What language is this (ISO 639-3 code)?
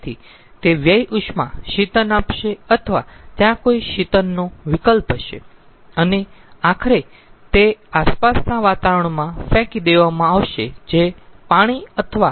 guj